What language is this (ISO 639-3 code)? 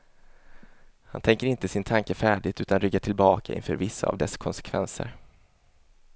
swe